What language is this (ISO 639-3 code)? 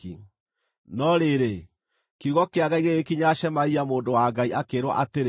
kik